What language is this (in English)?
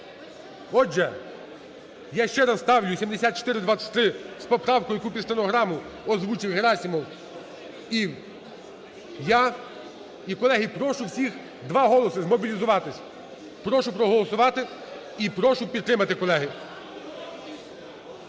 Ukrainian